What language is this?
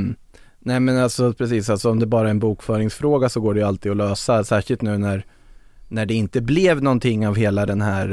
Swedish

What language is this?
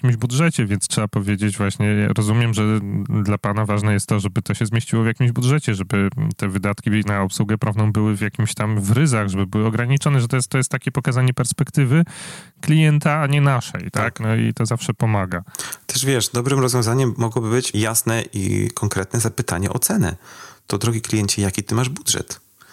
Polish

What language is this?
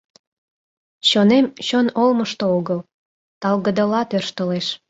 Mari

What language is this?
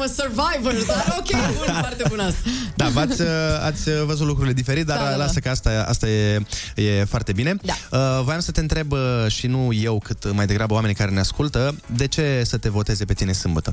Romanian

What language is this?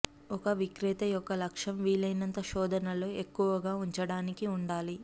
Telugu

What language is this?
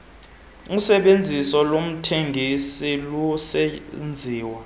Xhosa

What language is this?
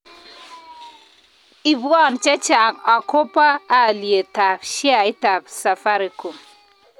Kalenjin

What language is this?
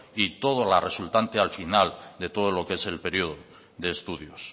Spanish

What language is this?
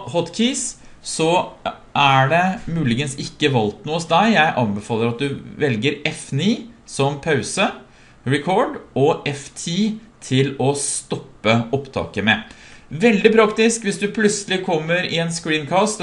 Norwegian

